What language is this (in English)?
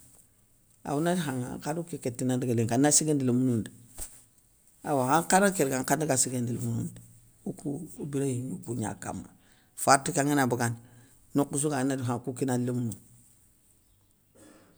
Soninke